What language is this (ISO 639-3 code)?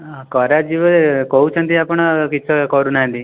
ori